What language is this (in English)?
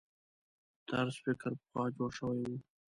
Pashto